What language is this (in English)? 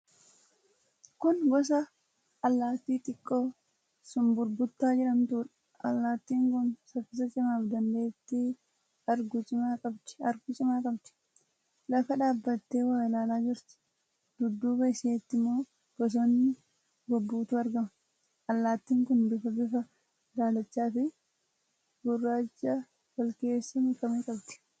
Oromo